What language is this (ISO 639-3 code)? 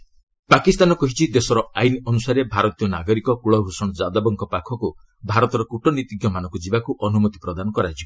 ori